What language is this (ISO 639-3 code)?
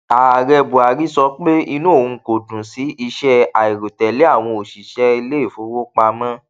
yor